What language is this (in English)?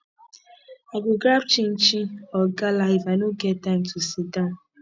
Nigerian Pidgin